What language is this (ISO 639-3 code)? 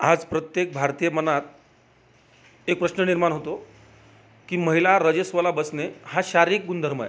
mar